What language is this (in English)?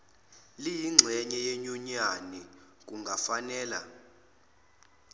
Zulu